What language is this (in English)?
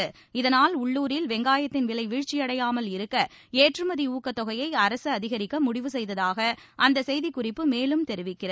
Tamil